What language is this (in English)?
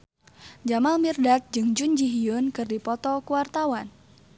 Sundanese